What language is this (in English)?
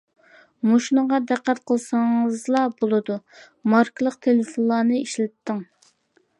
Uyghur